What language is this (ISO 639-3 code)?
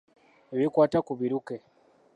lug